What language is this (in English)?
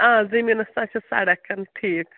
Kashmiri